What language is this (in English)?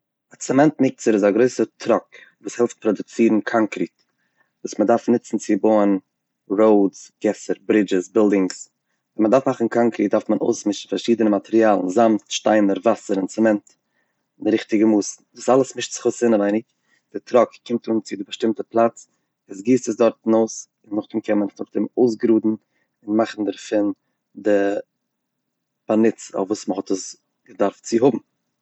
Yiddish